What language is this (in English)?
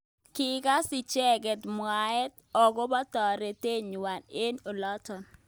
Kalenjin